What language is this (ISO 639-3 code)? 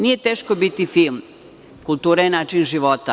srp